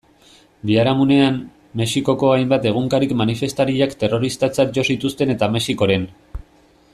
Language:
Basque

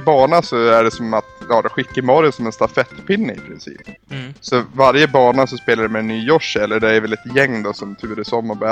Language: Swedish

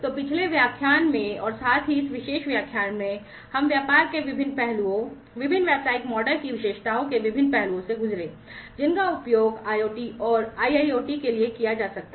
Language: Hindi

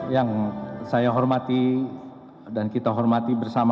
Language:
Indonesian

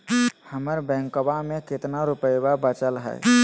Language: Magahi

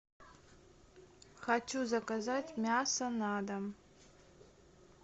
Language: Russian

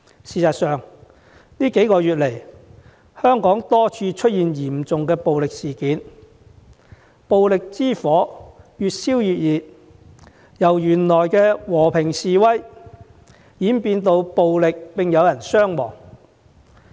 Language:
Cantonese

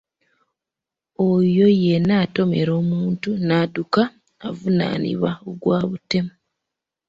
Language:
Ganda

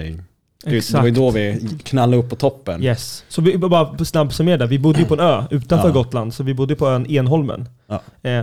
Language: Swedish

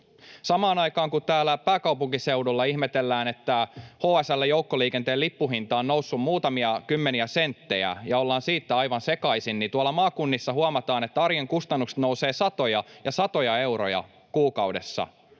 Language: Finnish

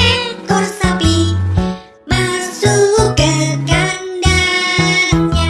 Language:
Indonesian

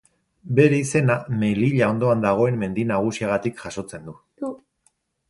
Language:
Basque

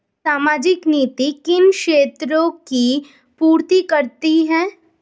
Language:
Hindi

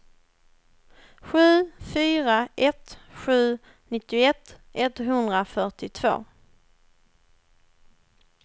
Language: Swedish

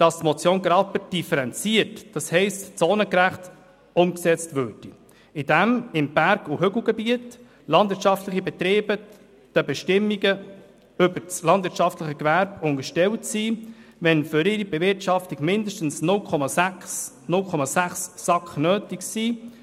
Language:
Swiss German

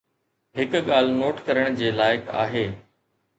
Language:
Sindhi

